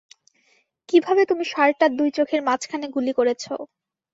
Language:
Bangla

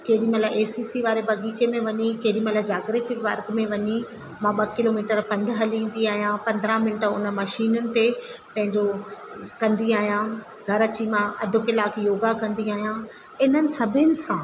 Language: Sindhi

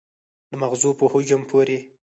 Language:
Pashto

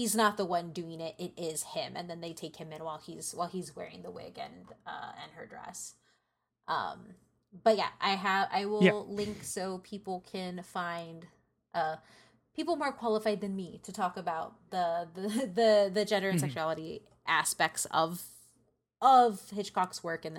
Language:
English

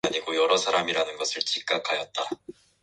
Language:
Korean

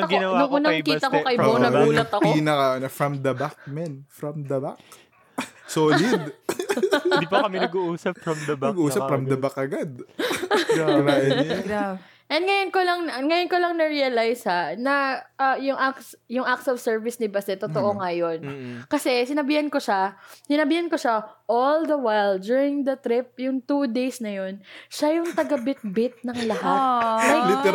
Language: Filipino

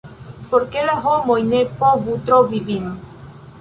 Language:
Esperanto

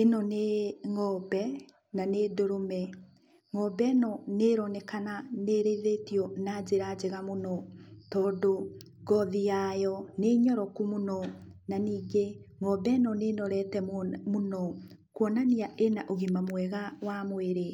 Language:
Kikuyu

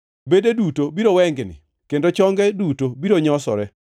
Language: Luo (Kenya and Tanzania)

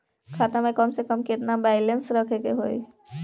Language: Bhojpuri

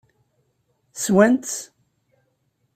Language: Kabyle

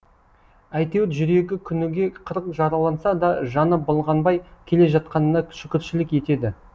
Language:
Kazakh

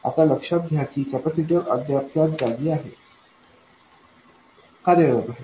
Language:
Marathi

